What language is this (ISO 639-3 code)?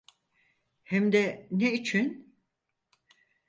tur